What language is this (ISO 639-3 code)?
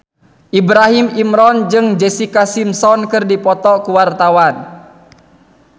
sun